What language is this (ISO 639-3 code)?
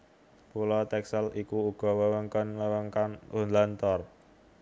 jav